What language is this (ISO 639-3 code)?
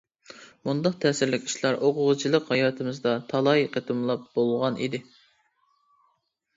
uig